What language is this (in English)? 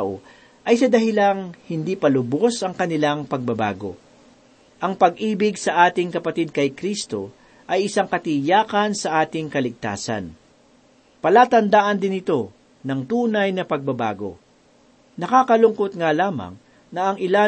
Filipino